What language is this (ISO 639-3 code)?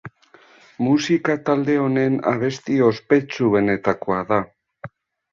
eus